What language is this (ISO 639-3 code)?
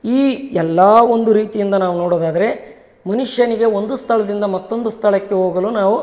kan